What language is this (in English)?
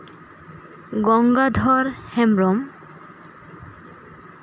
Santali